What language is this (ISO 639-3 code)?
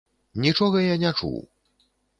bel